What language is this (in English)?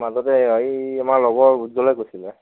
Assamese